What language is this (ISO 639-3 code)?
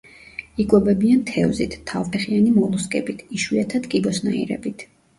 kat